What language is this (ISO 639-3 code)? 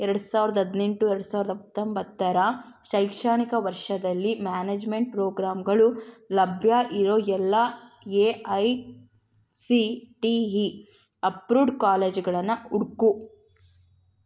kan